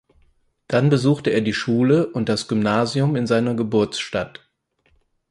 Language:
German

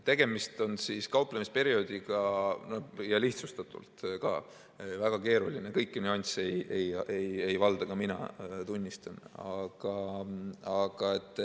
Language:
Estonian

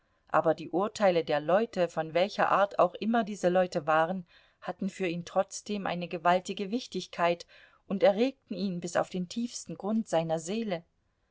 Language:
German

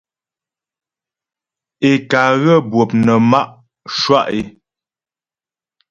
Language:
Ghomala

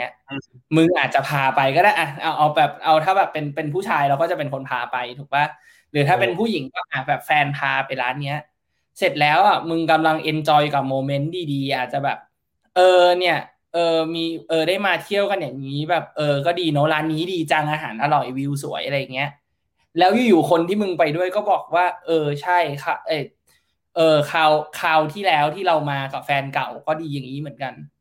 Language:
Thai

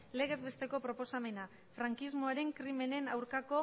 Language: Basque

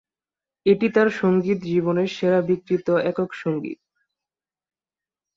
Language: Bangla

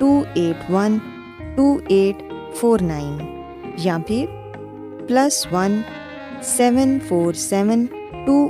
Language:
Urdu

